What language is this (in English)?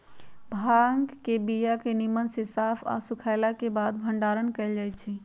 Magahi